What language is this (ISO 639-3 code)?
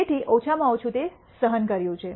guj